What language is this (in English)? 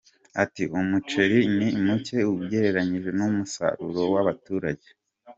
Kinyarwanda